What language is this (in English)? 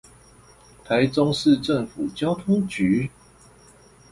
Chinese